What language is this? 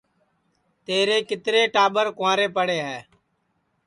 Sansi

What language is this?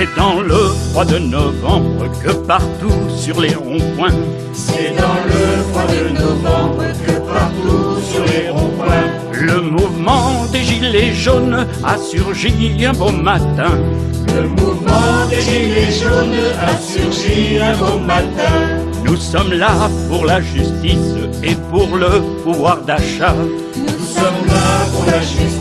French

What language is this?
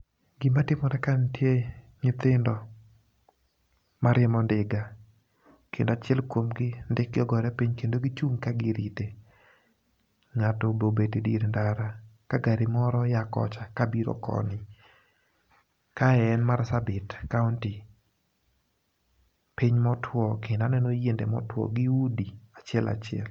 Luo (Kenya and Tanzania)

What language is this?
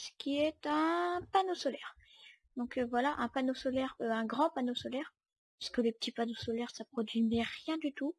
French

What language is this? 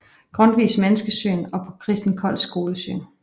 Danish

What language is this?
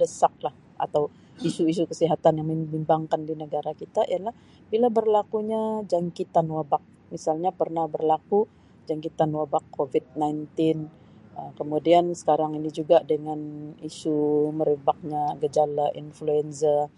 Sabah Malay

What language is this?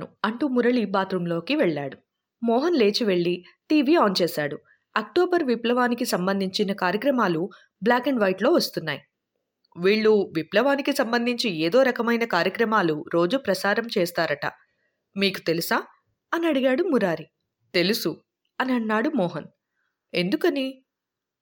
Telugu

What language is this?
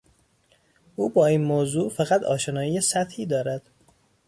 Persian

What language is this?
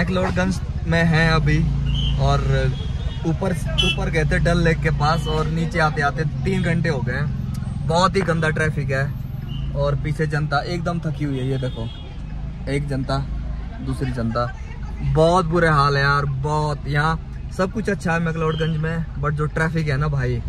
Hindi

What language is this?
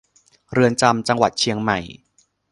Thai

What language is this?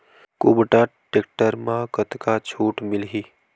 Chhattisgarhi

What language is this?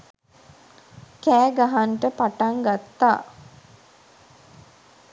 Sinhala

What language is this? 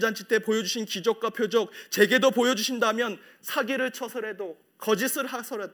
Korean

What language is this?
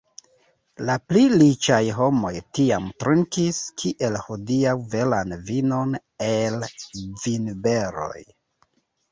Esperanto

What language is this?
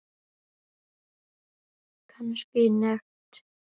Icelandic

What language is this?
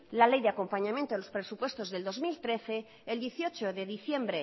Spanish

